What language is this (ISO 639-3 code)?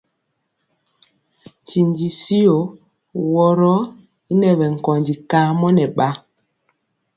mcx